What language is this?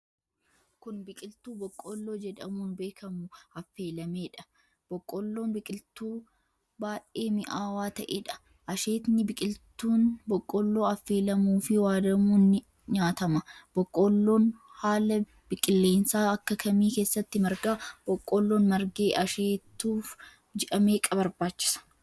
Oromo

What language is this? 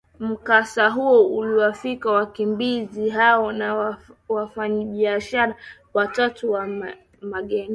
Swahili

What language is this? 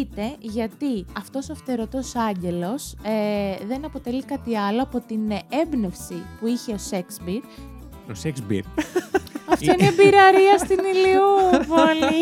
Greek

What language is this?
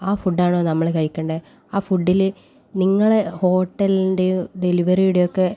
Malayalam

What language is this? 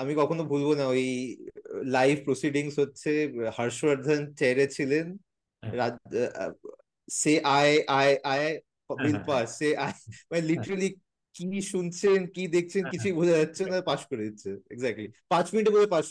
Bangla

